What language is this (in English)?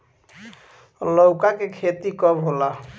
Bhojpuri